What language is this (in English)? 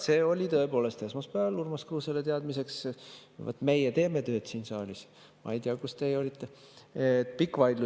Estonian